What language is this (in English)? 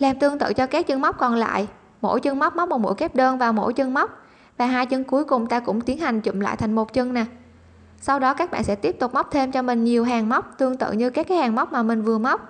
Vietnamese